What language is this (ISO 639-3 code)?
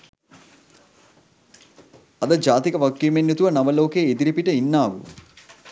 sin